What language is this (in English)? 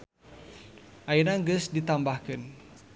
Sundanese